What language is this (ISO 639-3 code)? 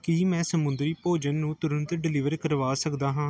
pan